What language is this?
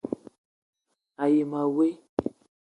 Eton (Cameroon)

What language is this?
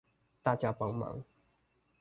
Chinese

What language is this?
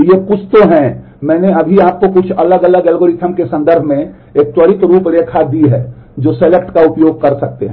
Hindi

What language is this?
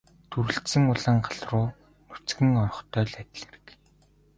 Mongolian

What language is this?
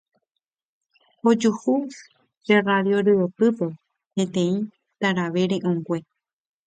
Guarani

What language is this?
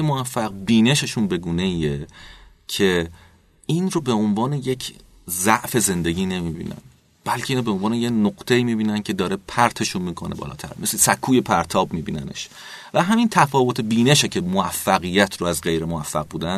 Persian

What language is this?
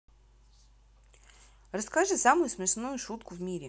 Russian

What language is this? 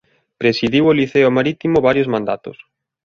Galician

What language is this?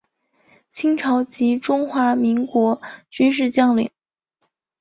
Chinese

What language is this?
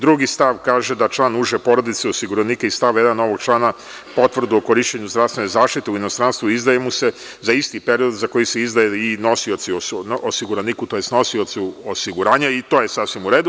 Serbian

